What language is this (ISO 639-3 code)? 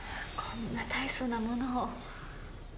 jpn